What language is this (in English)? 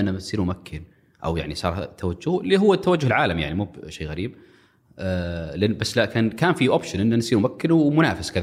Arabic